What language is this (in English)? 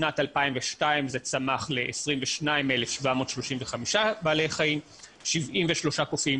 Hebrew